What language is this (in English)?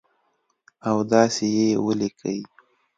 Pashto